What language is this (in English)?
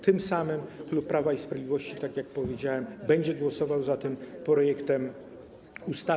Polish